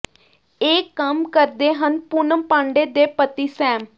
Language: Punjabi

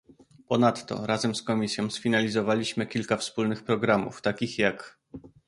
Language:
Polish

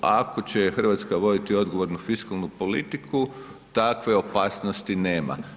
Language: Croatian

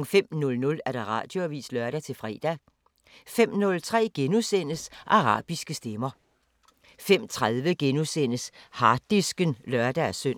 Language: Danish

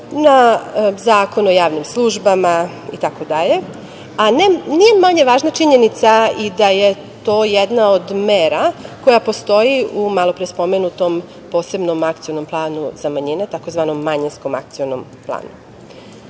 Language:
Serbian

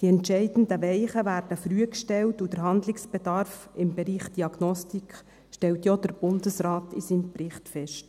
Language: Swiss German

